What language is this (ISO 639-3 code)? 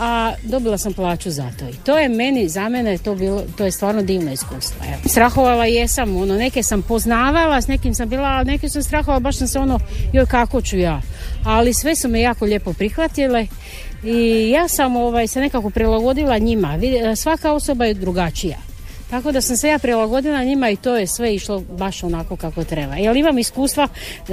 hrv